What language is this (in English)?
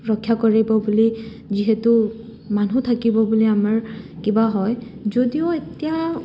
Assamese